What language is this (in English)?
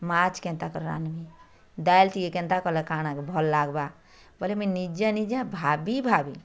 Odia